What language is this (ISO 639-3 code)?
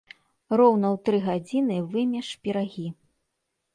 bel